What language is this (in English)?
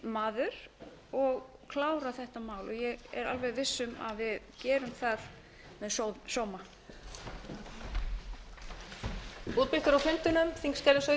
Icelandic